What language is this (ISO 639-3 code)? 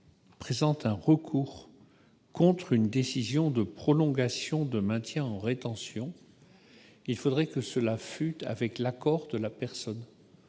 fra